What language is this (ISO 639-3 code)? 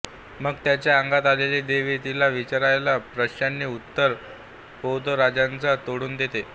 mar